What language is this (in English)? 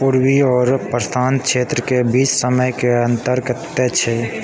Maithili